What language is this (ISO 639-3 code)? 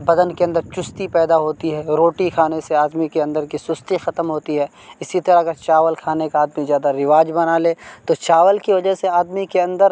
urd